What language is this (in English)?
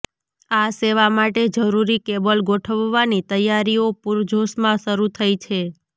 Gujarati